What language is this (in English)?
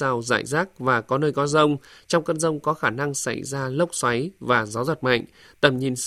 Vietnamese